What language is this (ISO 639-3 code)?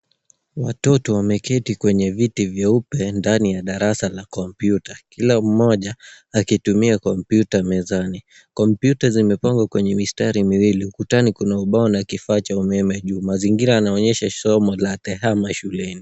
swa